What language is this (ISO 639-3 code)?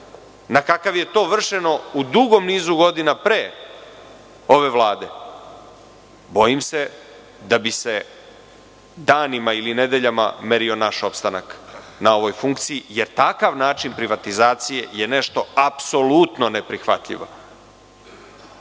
srp